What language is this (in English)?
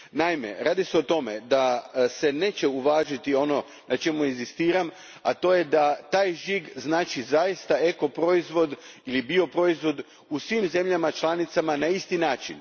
Croatian